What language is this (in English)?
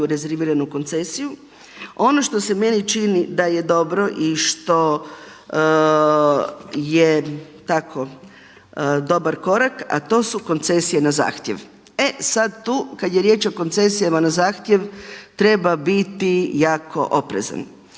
Croatian